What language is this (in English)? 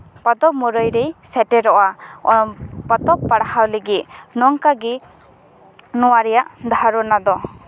Santali